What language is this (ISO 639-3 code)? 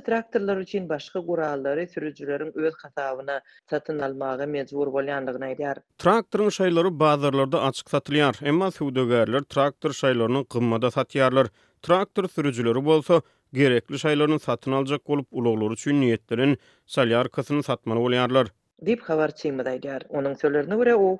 tur